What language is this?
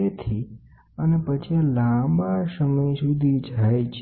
Gujarati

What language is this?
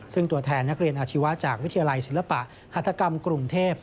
Thai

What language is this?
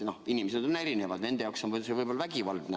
Estonian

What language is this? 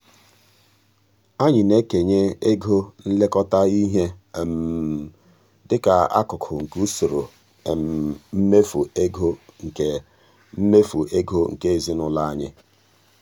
Igbo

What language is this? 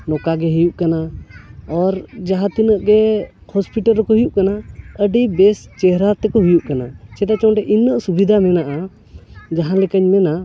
Santali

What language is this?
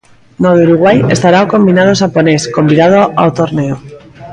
Galician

